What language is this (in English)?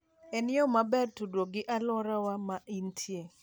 Luo (Kenya and Tanzania)